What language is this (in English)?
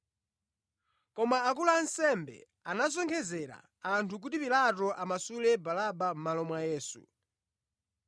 Nyanja